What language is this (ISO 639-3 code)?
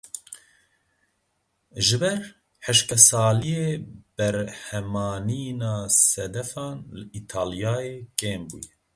kur